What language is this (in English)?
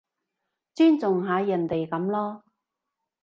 Cantonese